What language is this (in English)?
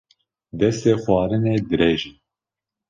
Kurdish